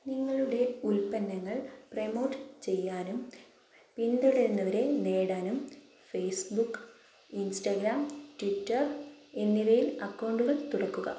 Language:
Malayalam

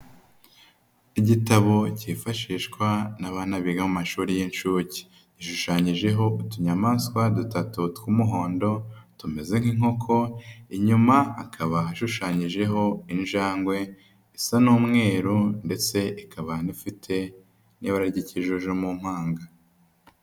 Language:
Kinyarwanda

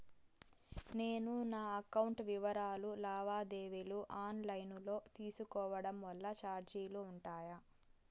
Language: Telugu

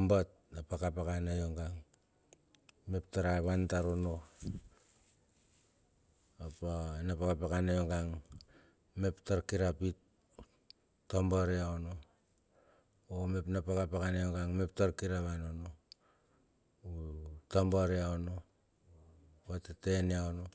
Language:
Bilur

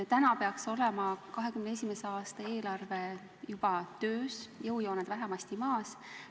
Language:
Estonian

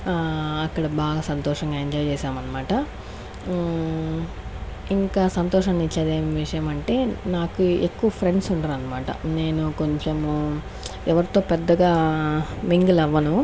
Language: Telugu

